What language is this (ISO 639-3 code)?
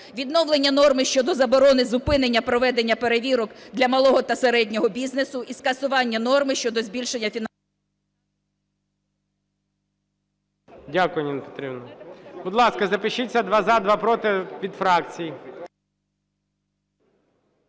ukr